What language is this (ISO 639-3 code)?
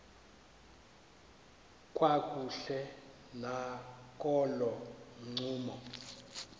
xho